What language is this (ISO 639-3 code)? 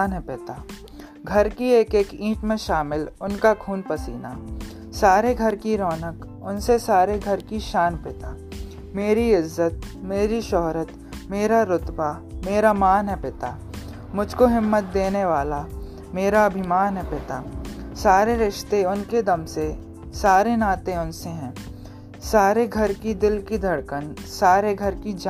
hin